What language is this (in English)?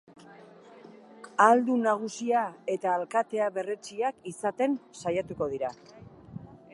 Basque